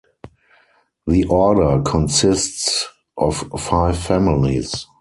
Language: English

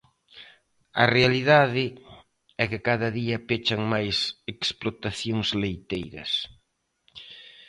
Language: Galician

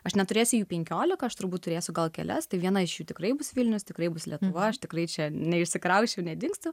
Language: Lithuanian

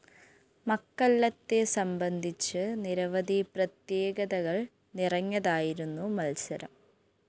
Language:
Malayalam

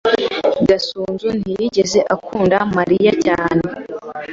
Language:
Kinyarwanda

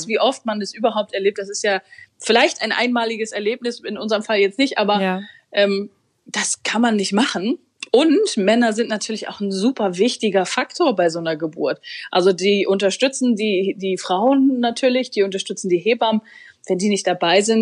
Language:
German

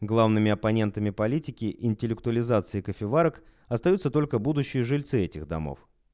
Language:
Russian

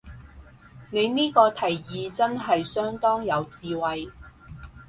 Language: Cantonese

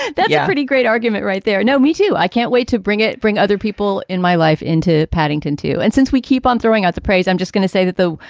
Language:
English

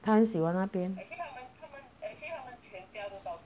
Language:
English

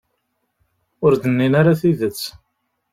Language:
Kabyle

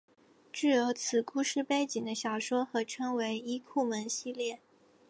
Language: Chinese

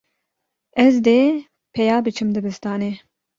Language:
Kurdish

